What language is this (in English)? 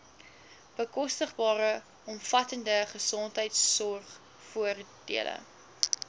Afrikaans